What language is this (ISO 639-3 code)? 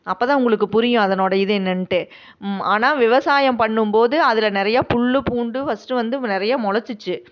tam